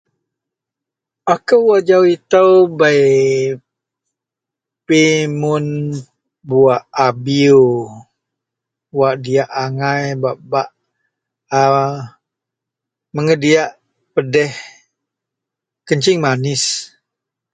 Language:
Central Melanau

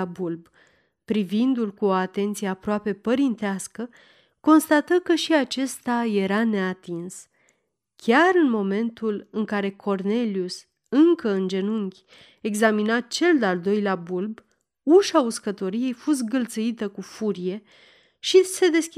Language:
Romanian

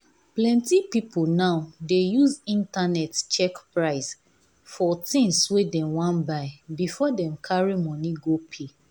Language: Nigerian Pidgin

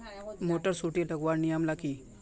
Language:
Magahi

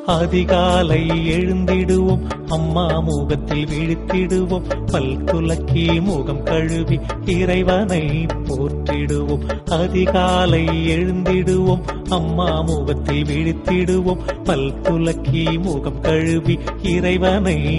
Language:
Arabic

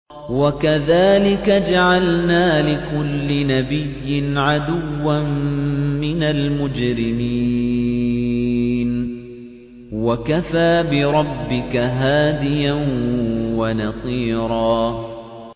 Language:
Arabic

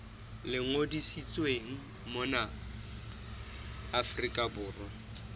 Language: Southern Sotho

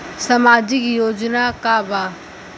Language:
Bhojpuri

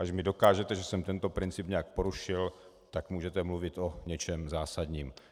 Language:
Czech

